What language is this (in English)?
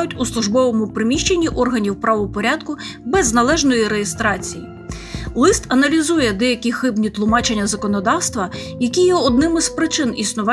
Ukrainian